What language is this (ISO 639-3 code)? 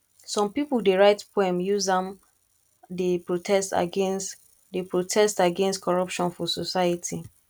pcm